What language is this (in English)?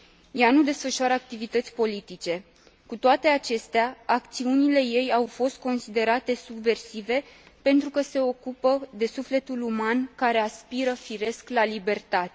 Romanian